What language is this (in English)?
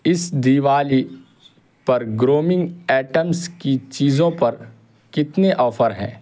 Urdu